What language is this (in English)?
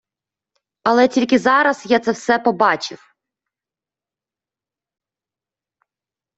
Ukrainian